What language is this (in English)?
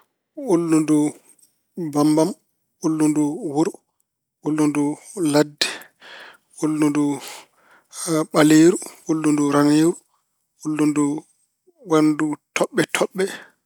Fula